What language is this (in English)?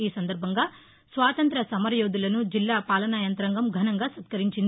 Telugu